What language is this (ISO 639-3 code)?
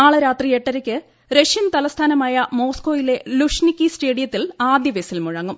mal